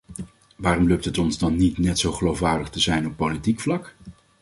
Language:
Dutch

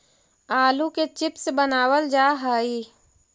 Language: Magahi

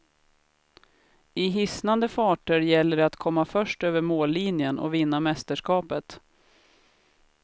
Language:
Swedish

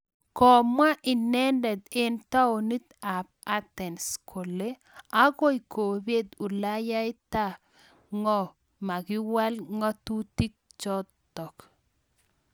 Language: Kalenjin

